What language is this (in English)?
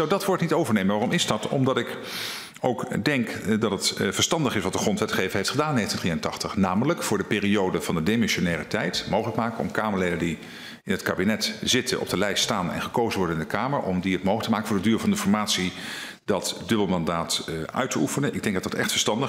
Dutch